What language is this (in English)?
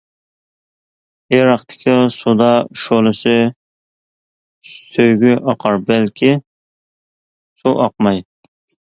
Uyghur